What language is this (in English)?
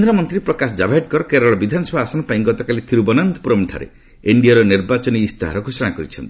Odia